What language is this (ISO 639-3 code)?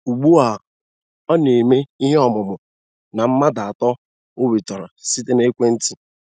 ibo